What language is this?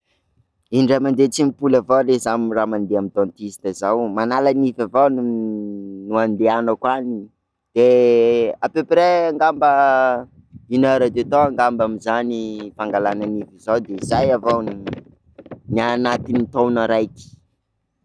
Sakalava Malagasy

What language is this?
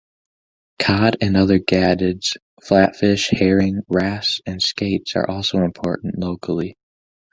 English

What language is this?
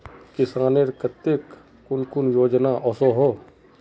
Magahi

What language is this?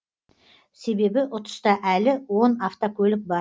Kazakh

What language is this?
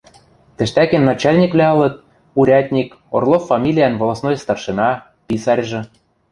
Western Mari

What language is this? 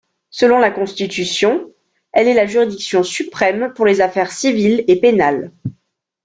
French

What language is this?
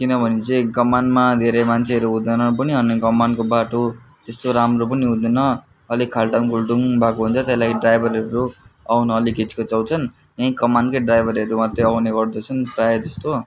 Nepali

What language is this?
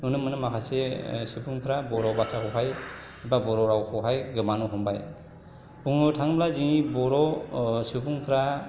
Bodo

